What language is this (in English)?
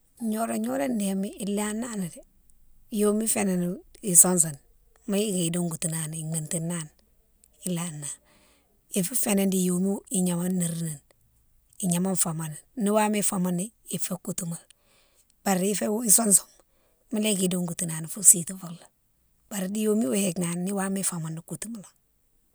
Mansoanka